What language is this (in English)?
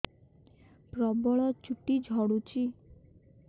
Odia